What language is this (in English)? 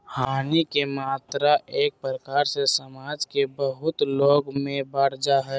Magahi